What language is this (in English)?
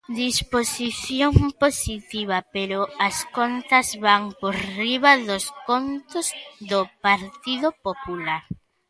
Galician